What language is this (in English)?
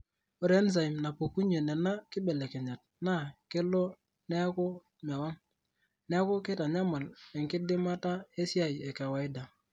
Masai